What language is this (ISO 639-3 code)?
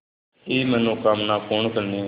hin